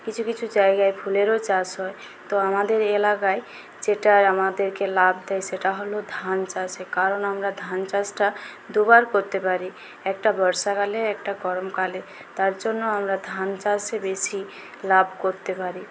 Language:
Bangla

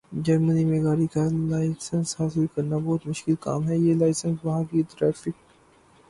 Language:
Urdu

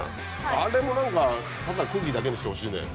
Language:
Japanese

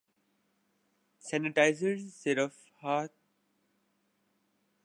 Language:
Urdu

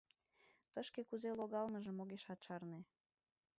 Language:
Mari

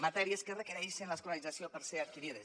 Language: Catalan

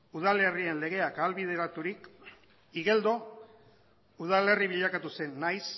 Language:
Basque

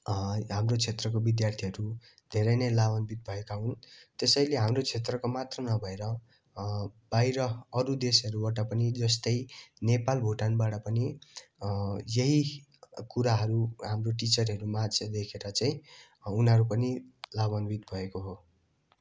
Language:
Nepali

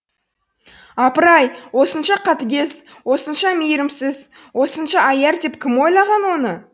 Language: Kazakh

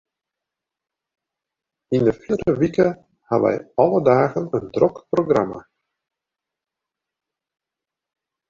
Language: Western Frisian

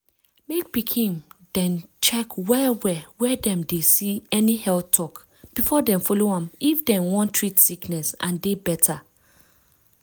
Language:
Nigerian Pidgin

